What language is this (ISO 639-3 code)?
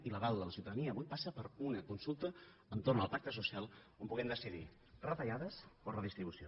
cat